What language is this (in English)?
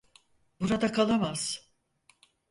Turkish